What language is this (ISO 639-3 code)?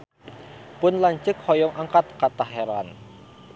sun